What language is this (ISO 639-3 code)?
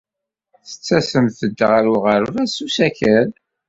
kab